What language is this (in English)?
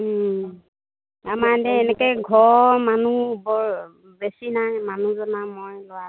Assamese